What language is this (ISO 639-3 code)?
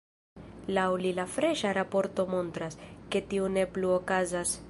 epo